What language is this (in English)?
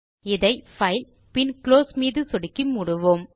Tamil